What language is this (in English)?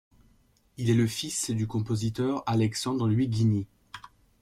French